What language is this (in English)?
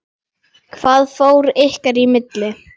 Icelandic